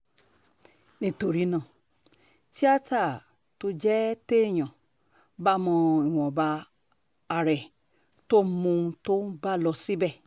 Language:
Yoruba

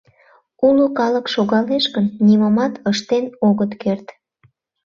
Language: Mari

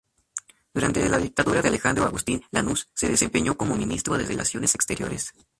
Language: Spanish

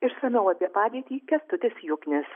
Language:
Lithuanian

